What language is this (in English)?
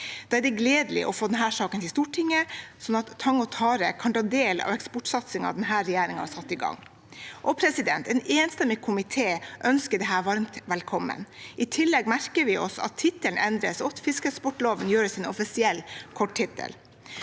Norwegian